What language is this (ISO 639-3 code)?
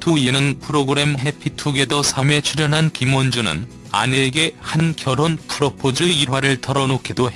kor